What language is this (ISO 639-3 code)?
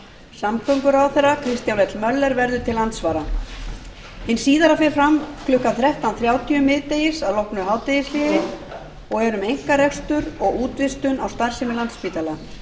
isl